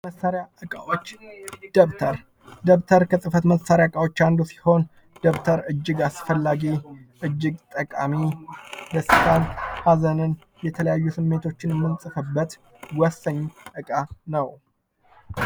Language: Amharic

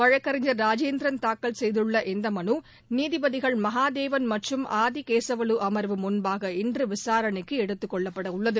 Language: Tamil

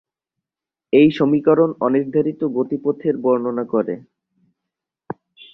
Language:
Bangla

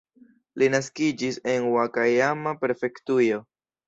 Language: Esperanto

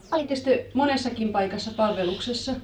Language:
Finnish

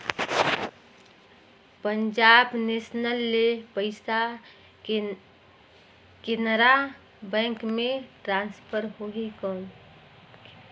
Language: Chhattisgarhi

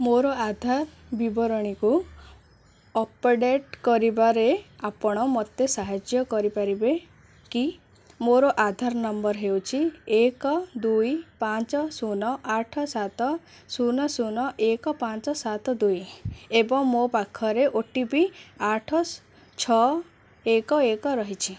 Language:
Odia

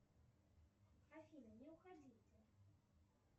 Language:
Russian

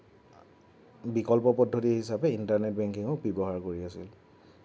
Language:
Assamese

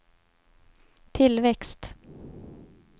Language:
Swedish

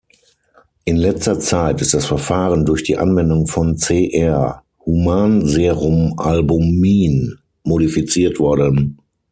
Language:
German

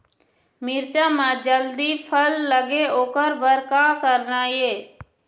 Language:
Chhattisgarhi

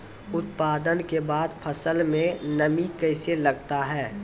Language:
Maithili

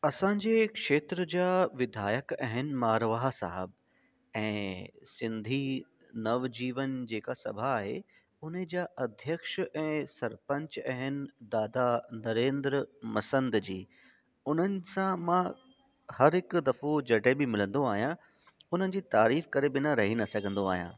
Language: Sindhi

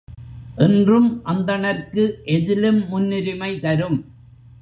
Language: Tamil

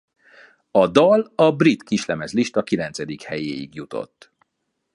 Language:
Hungarian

